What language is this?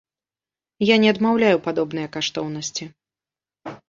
Belarusian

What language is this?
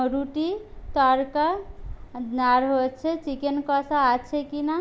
Bangla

